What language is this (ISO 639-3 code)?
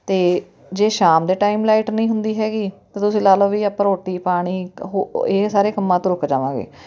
pan